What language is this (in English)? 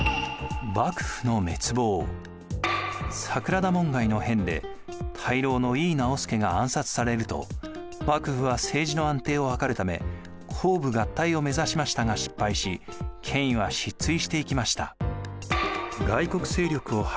Japanese